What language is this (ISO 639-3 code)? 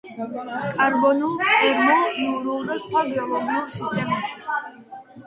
kat